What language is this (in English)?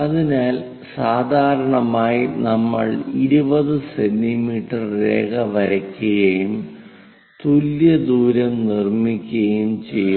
Malayalam